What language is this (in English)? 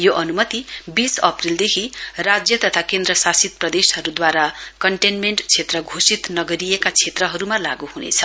Nepali